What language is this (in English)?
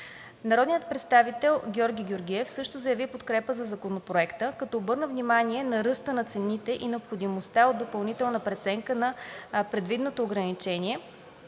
Bulgarian